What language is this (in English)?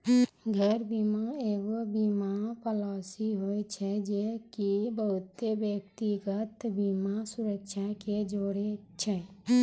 Maithili